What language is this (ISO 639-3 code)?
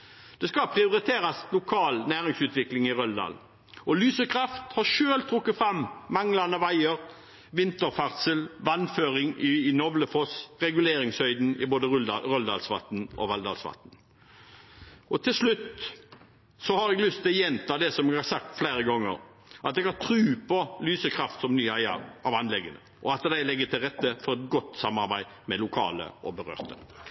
nob